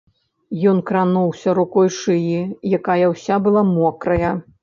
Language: Belarusian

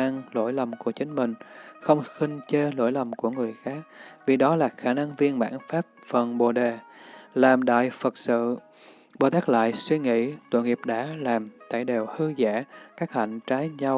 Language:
Vietnamese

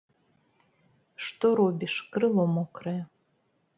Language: Belarusian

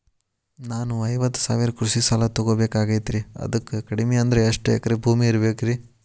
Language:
Kannada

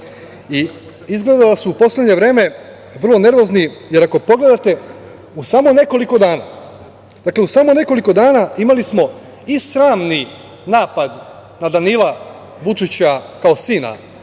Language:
Serbian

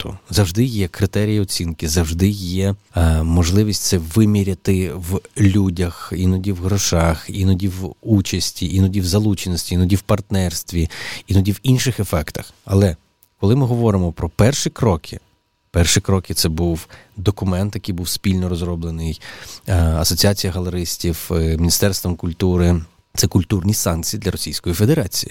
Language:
Ukrainian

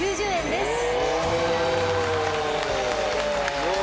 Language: Japanese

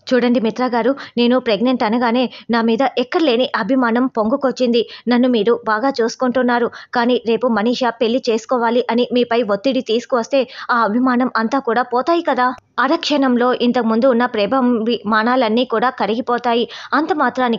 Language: Telugu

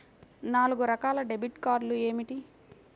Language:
Telugu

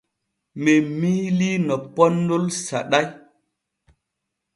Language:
Borgu Fulfulde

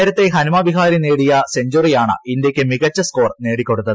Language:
Malayalam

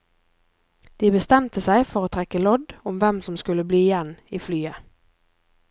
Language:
Norwegian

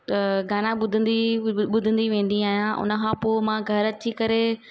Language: Sindhi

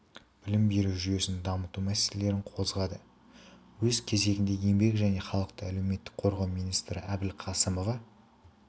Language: Kazakh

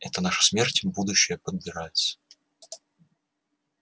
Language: Russian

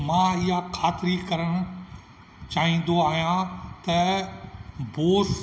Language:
Sindhi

